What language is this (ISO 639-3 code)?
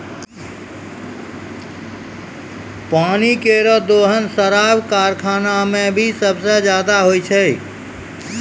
mai